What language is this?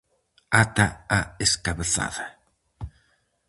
Galician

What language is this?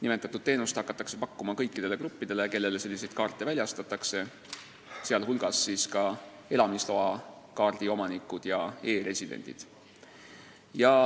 Estonian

